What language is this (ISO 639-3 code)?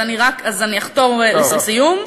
heb